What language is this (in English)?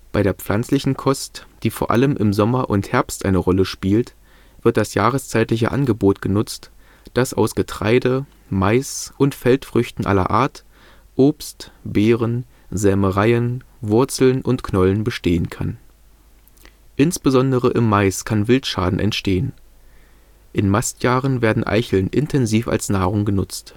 German